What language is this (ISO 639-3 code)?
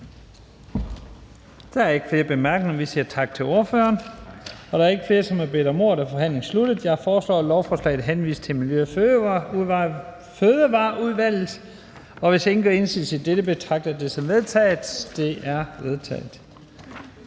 dan